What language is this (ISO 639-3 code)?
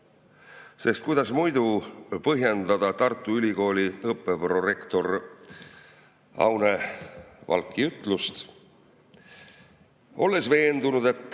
est